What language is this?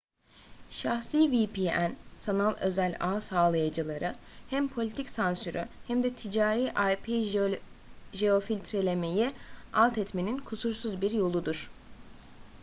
Turkish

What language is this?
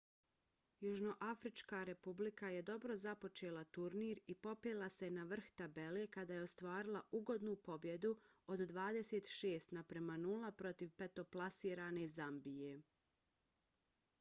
Bosnian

